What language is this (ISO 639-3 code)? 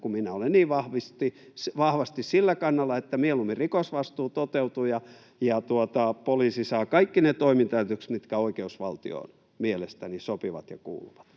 fin